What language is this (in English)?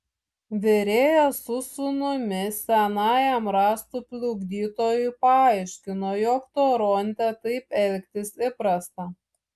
Lithuanian